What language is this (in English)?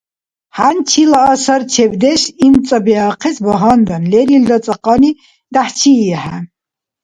Dargwa